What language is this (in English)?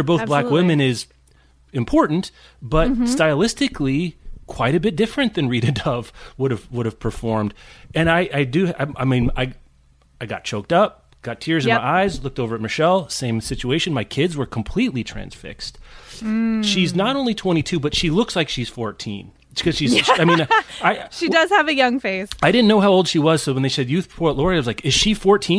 English